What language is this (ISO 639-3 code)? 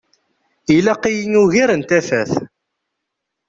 kab